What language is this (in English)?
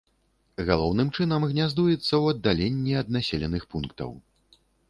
Belarusian